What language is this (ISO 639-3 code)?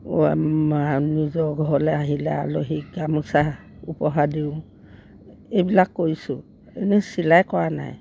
asm